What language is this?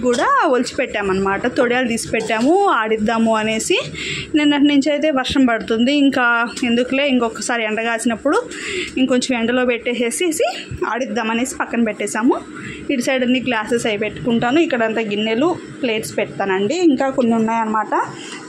Telugu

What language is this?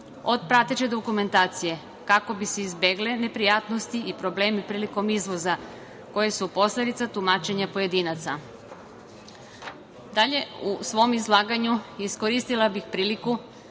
Serbian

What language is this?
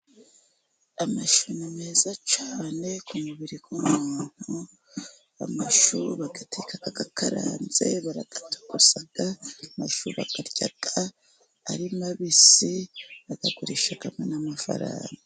Kinyarwanda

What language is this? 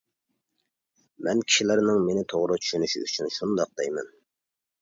Uyghur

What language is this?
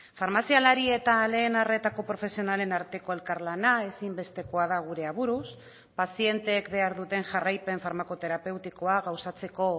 Basque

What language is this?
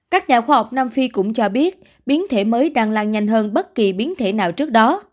Vietnamese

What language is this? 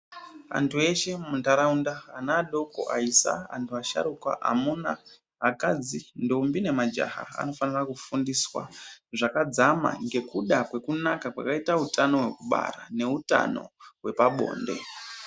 Ndau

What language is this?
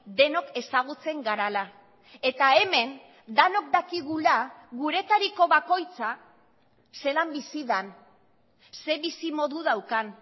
Basque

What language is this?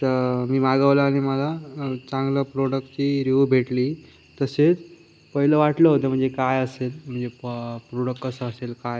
Marathi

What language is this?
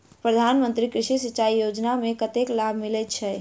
Maithili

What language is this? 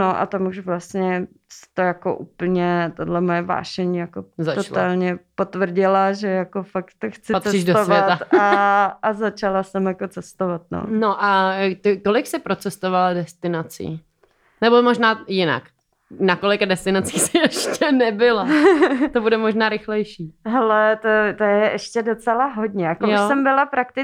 Czech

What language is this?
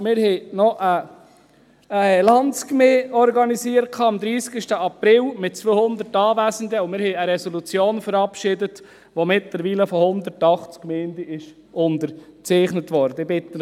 Swiss German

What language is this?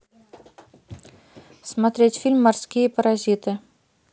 Russian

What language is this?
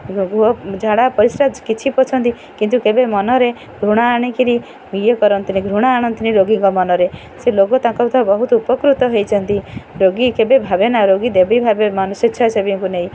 Odia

